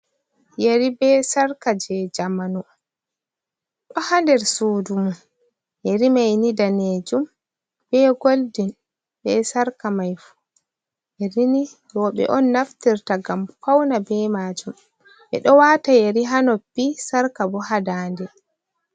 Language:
Fula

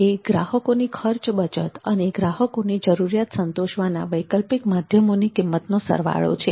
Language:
Gujarati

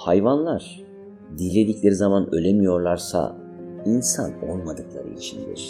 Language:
Turkish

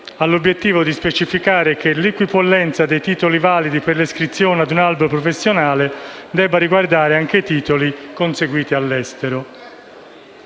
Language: Italian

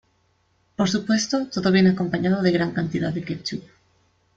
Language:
Spanish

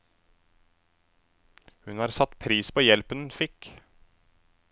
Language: Norwegian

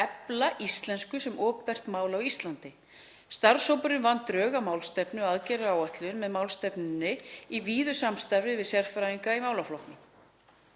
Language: Icelandic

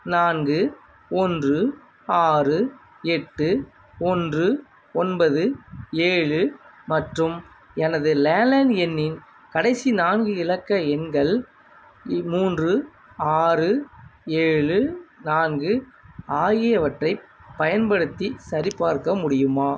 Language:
Tamil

